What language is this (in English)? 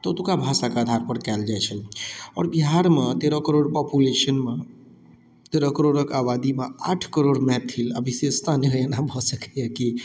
Maithili